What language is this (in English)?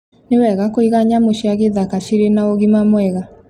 Kikuyu